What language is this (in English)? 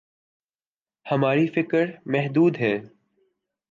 Urdu